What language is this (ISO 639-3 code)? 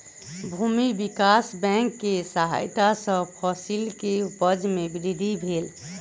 mai